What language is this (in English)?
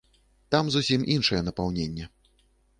Belarusian